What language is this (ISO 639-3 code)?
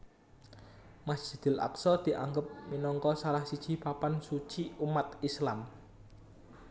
jav